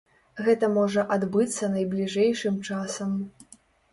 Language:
Belarusian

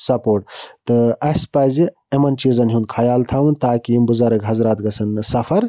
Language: Kashmiri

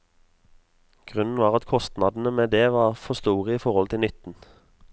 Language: Norwegian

